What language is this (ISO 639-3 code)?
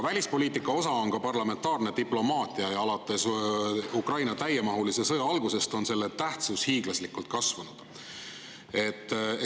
est